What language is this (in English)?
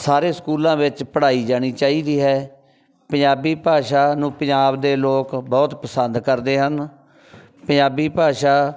Punjabi